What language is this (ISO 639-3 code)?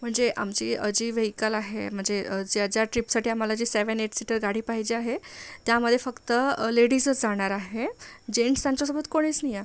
mar